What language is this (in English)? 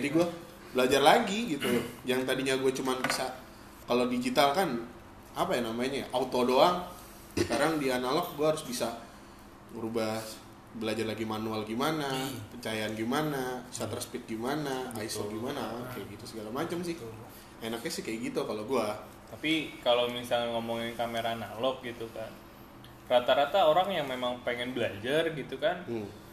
Indonesian